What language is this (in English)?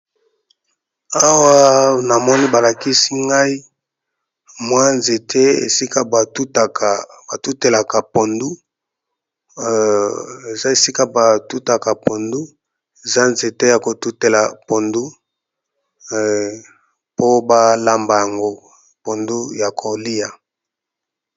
Lingala